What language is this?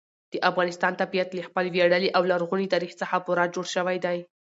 Pashto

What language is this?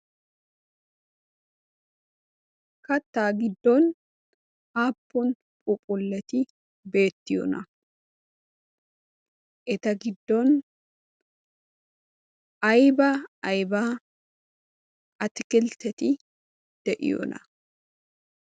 Wolaytta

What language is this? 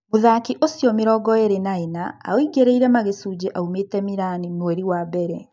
Kikuyu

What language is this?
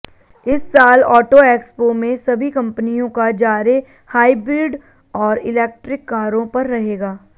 Hindi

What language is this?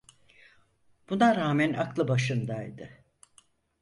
Turkish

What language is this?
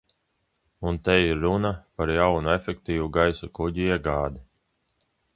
Latvian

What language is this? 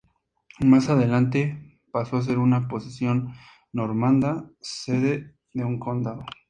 Spanish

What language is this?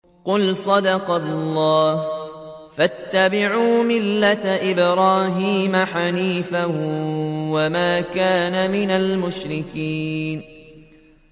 Arabic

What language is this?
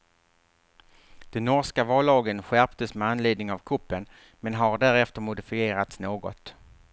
Swedish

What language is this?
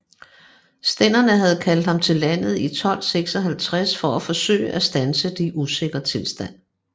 Danish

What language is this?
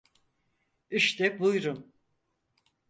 Turkish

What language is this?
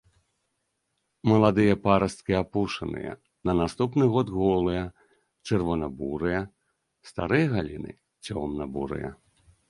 Belarusian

